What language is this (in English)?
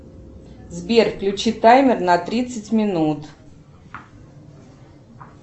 Russian